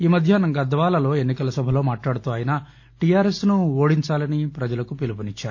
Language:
Telugu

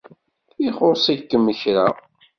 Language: Kabyle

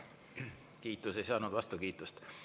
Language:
Estonian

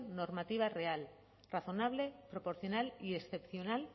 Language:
Spanish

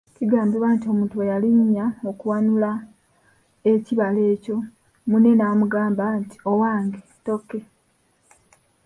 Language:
Ganda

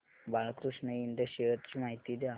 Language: Marathi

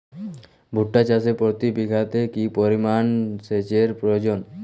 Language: Bangla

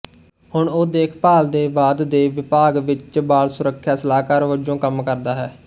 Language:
Punjabi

